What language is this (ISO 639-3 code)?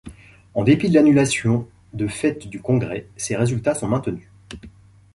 fra